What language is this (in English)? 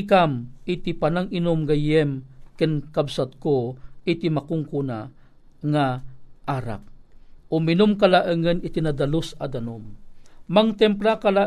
Filipino